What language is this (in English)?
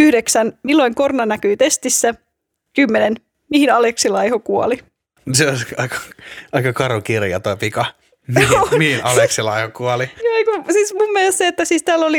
Finnish